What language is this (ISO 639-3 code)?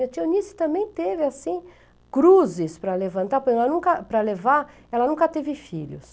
por